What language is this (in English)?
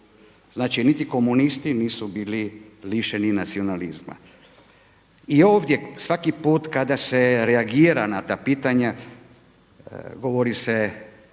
Croatian